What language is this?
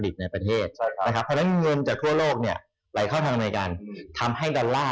Thai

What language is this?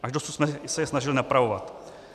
Czech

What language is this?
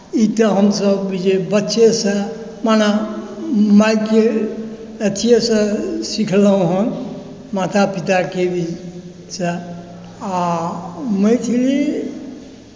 Maithili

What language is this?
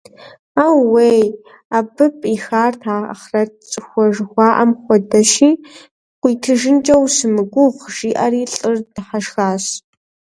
Kabardian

